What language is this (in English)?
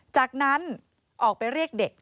Thai